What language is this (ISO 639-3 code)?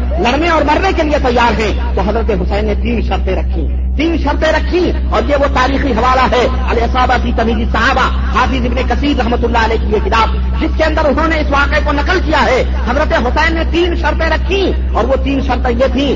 urd